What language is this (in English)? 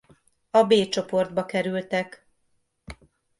Hungarian